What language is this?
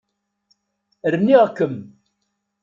Kabyle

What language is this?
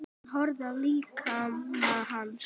Icelandic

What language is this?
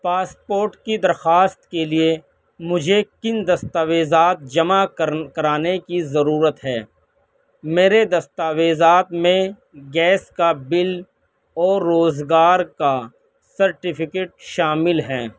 Urdu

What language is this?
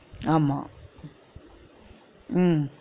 Tamil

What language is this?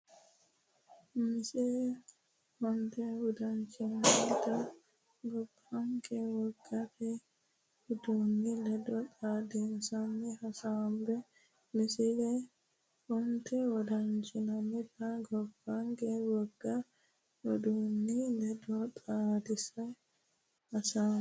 Sidamo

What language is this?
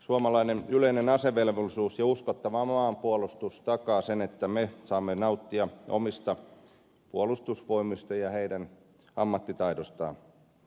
Finnish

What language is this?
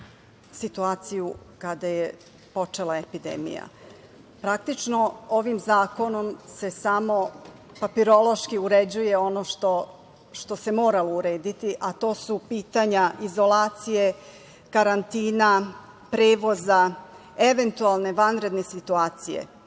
Serbian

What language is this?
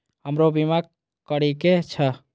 Maithili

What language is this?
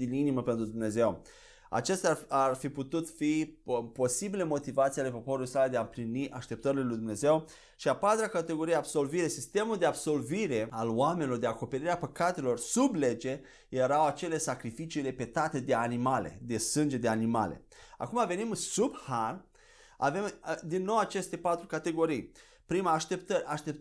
Romanian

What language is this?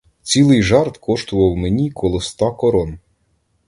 Ukrainian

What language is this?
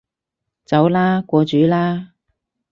Cantonese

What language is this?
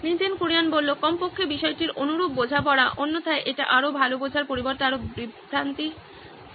Bangla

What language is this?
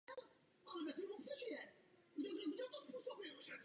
Czech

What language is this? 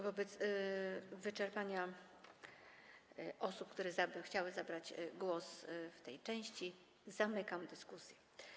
Polish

